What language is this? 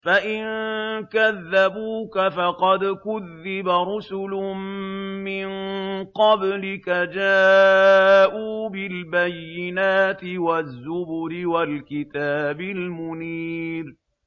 Arabic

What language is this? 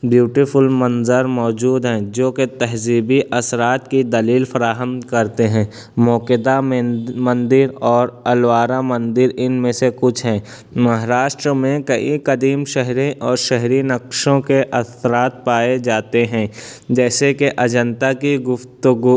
Urdu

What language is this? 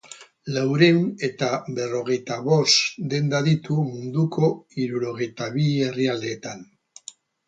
Basque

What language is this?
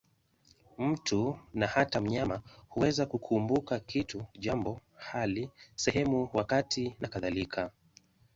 Swahili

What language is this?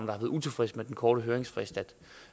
Danish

